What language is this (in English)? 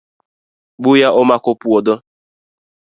Luo (Kenya and Tanzania)